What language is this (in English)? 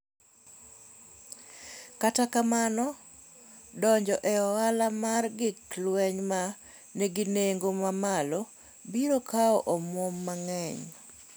Luo (Kenya and Tanzania)